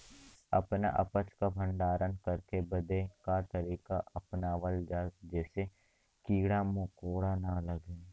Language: Bhojpuri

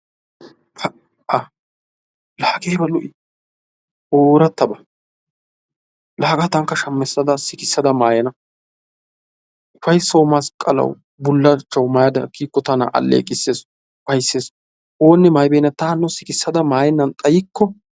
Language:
Wolaytta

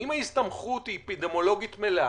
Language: Hebrew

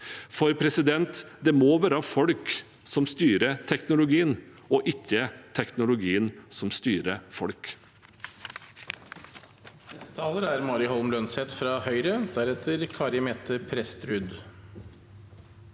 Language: Norwegian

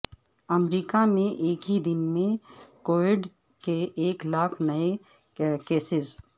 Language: Urdu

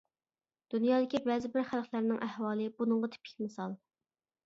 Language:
Uyghur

